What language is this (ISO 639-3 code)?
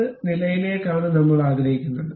mal